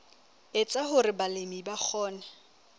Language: Southern Sotho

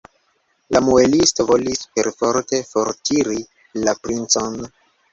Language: Esperanto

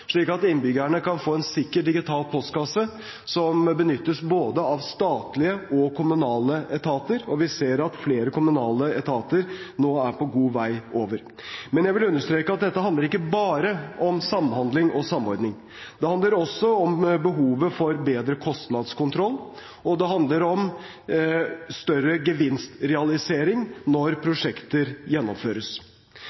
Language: Norwegian Bokmål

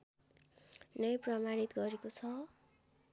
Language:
Nepali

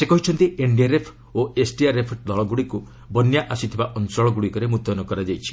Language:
Odia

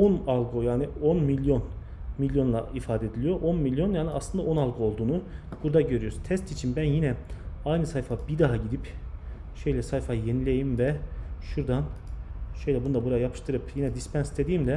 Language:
Turkish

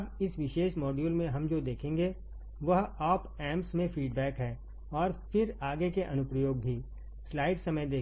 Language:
Hindi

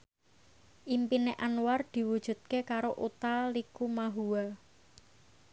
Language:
Javanese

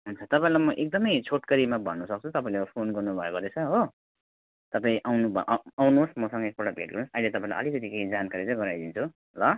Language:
Nepali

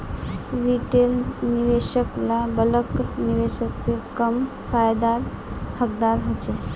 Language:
Magahi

